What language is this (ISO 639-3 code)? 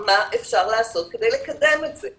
heb